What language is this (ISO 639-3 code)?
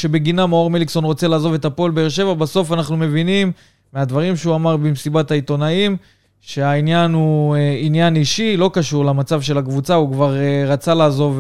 heb